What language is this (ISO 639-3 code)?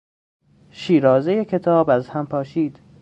fas